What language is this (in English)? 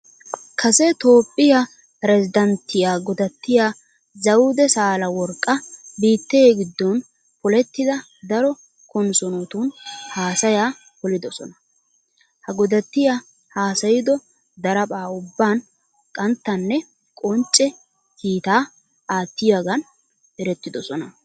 Wolaytta